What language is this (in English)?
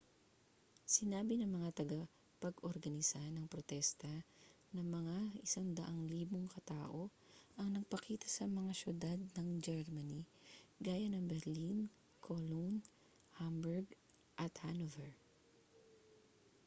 Filipino